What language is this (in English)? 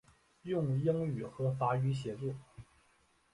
Chinese